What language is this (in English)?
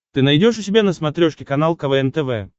Russian